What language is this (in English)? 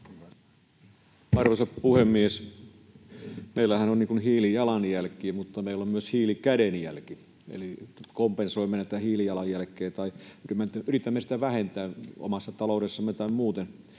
Finnish